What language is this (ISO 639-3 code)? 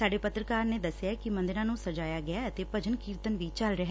pan